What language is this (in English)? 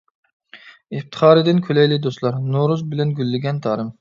Uyghur